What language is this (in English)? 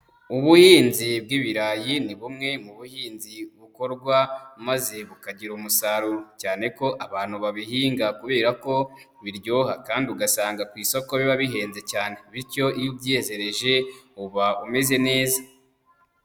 Kinyarwanda